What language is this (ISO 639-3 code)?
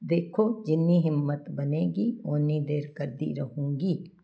pan